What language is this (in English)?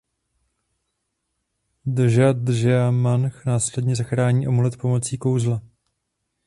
Czech